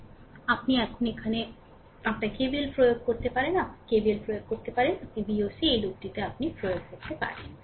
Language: Bangla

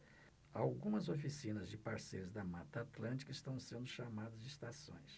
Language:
Portuguese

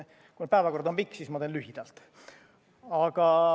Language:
Estonian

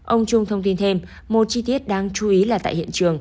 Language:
Vietnamese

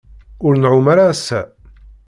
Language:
Kabyle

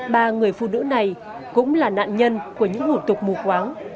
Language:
Vietnamese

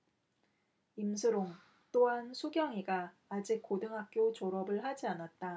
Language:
Korean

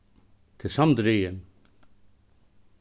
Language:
Faroese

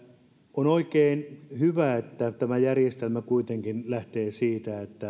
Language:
Finnish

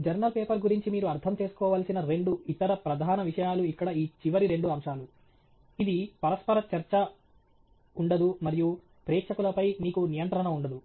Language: Telugu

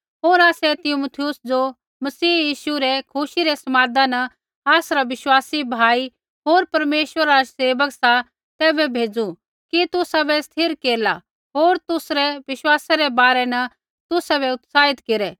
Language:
Kullu Pahari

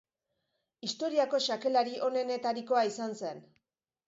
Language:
Basque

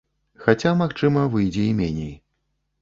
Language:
Belarusian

